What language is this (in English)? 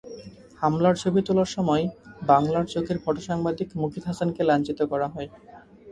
Bangla